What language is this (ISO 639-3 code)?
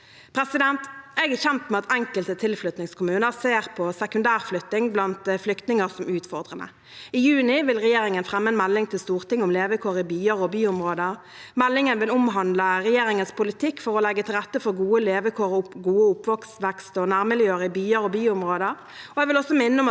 nor